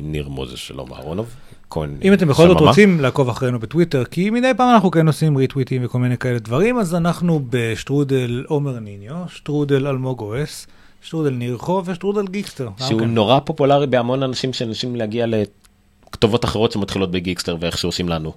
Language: Hebrew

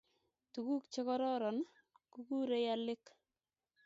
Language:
Kalenjin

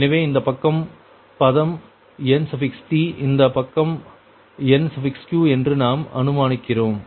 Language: Tamil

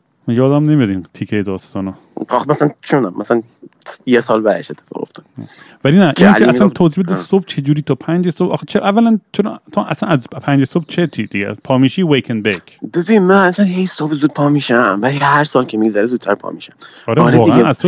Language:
Persian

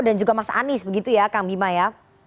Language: Indonesian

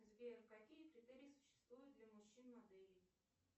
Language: Russian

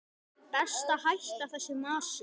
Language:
Icelandic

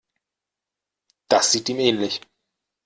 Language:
German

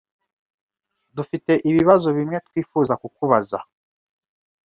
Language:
Kinyarwanda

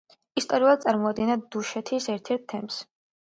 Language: Georgian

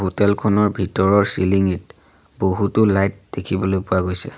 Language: Assamese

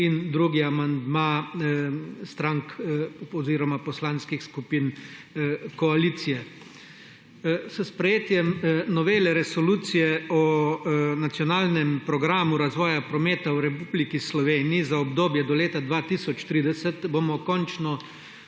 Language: Slovenian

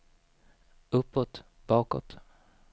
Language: Swedish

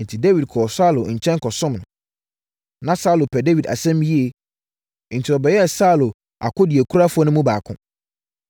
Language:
Akan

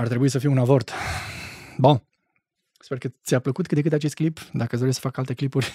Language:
Romanian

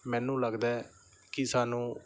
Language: Punjabi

